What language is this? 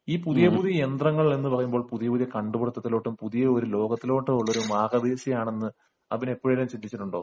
Malayalam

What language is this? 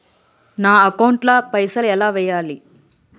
Telugu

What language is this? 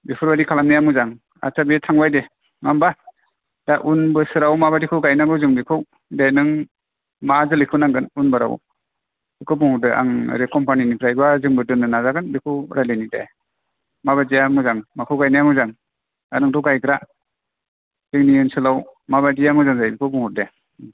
Bodo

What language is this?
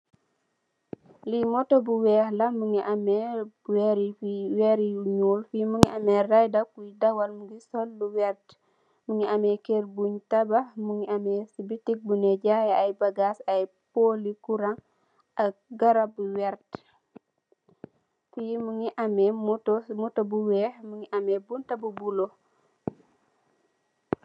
Wolof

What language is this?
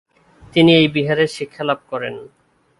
Bangla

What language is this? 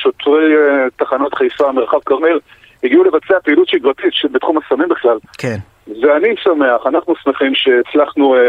Hebrew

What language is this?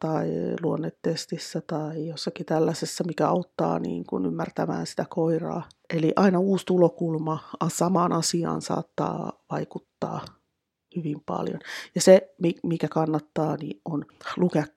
Finnish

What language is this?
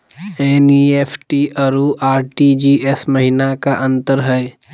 Magahi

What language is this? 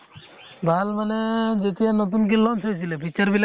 Assamese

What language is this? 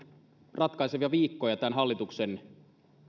Finnish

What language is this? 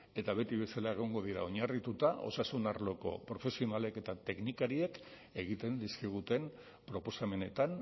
Basque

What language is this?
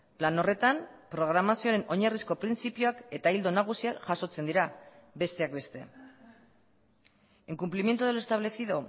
Basque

